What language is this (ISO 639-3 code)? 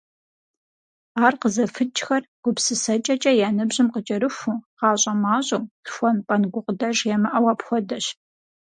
kbd